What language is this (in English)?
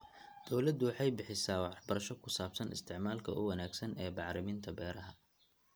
Somali